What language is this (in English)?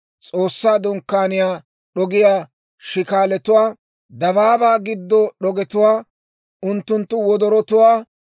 Dawro